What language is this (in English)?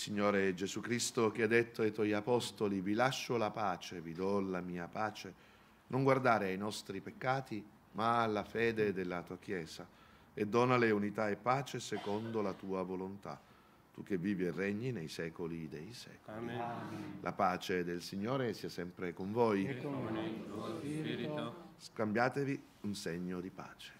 Italian